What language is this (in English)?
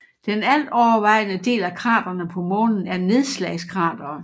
Danish